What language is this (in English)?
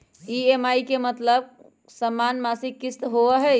Magahi